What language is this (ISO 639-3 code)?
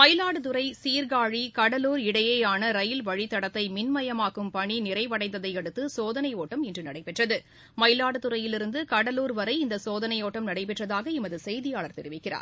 tam